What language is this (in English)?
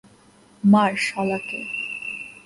Bangla